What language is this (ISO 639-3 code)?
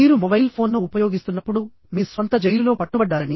tel